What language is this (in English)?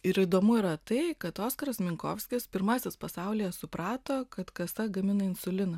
Lithuanian